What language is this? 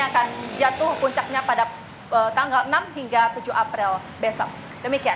Indonesian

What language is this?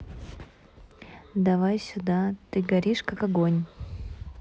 Russian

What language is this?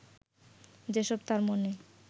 Bangla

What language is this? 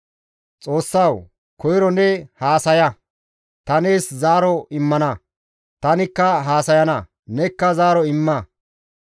Gamo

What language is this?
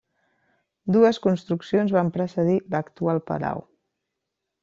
Catalan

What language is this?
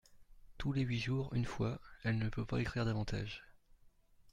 French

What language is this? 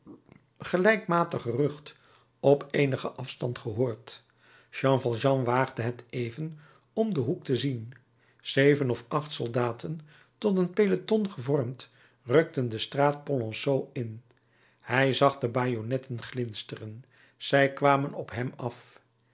Dutch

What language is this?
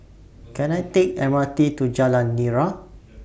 English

